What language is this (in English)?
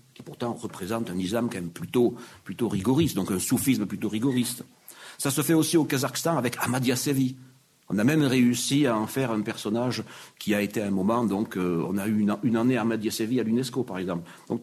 French